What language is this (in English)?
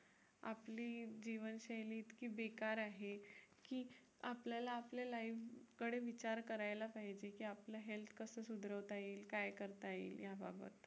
Marathi